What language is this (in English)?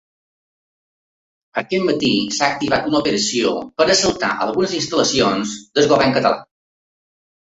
Catalan